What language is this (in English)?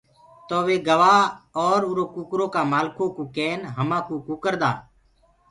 Gurgula